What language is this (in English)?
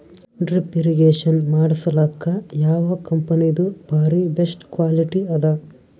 Kannada